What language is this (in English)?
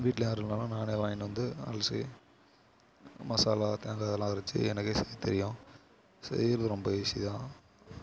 Tamil